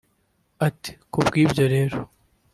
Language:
Kinyarwanda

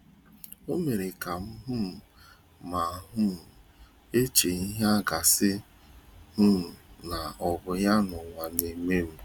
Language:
Igbo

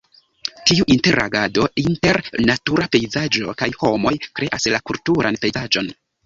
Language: Esperanto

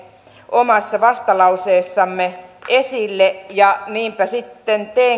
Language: Finnish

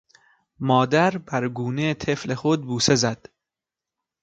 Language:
Persian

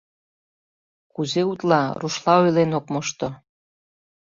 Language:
Mari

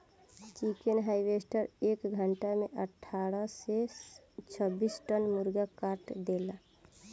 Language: Bhojpuri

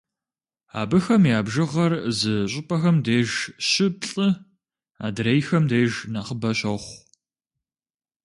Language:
Kabardian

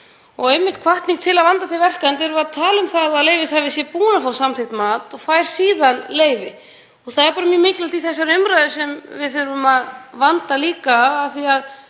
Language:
Icelandic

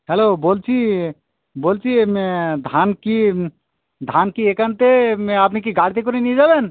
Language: Bangla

